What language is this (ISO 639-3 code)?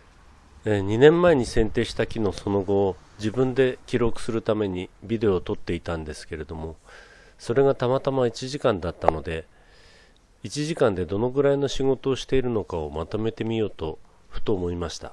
jpn